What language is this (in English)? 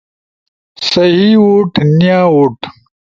Ushojo